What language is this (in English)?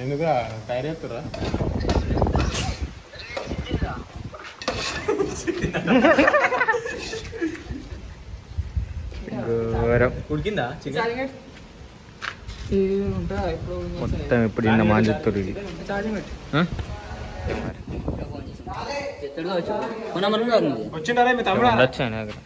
Indonesian